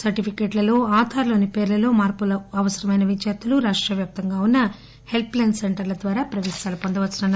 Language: Telugu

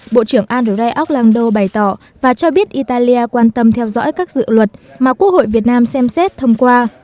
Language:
Vietnamese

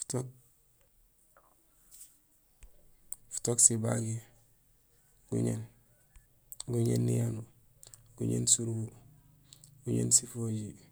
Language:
Gusilay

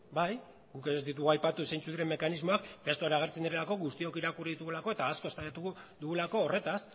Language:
Basque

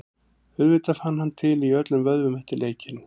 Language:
Icelandic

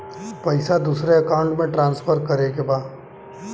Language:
Bhojpuri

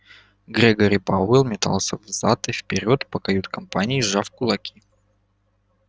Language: Russian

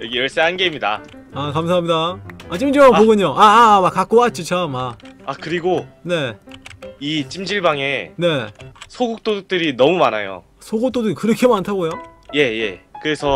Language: Korean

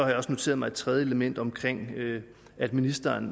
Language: Danish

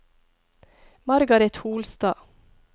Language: Norwegian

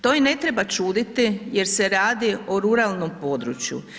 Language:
Croatian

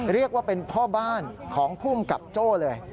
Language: Thai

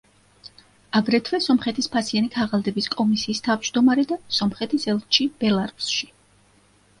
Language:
Georgian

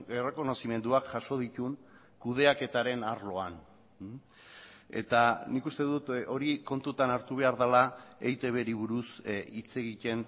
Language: Basque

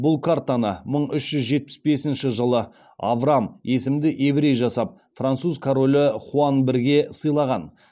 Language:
Kazakh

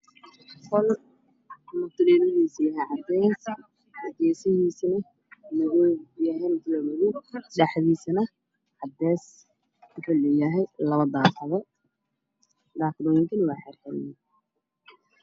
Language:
Somali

